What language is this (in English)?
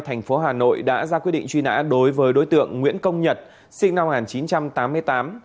Vietnamese